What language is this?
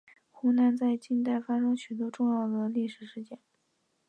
Chinese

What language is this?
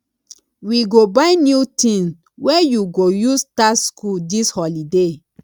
Nigerian Pidgin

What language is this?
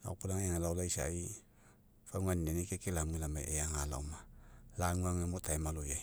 Mekeo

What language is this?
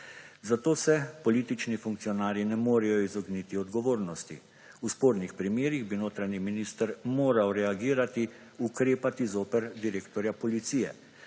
Slovenian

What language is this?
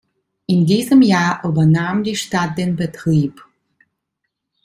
German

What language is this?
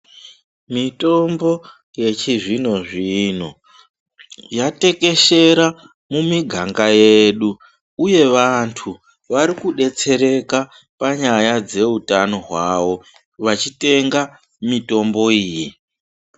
Ndau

